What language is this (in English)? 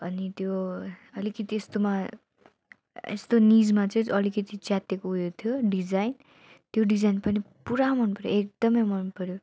Nepali